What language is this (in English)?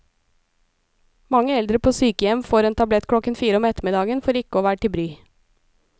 Norwegian